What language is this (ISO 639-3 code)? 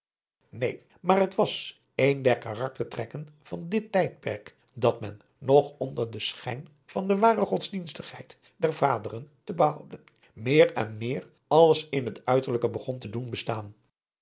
nld